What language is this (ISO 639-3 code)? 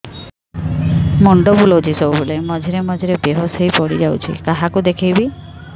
ori